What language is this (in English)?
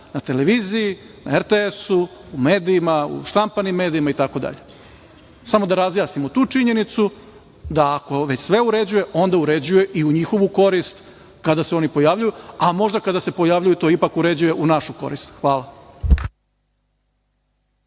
Serbian